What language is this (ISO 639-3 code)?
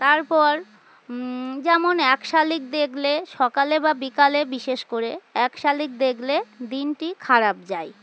ben